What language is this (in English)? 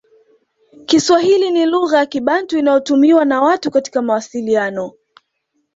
Swahili